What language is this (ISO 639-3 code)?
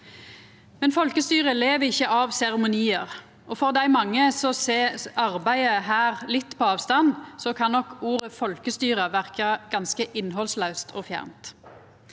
nor